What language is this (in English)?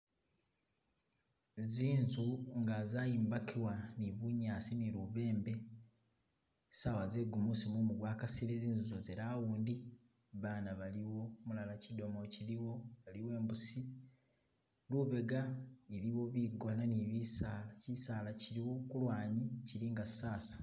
Masaaba